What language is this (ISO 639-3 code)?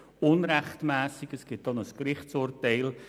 gsw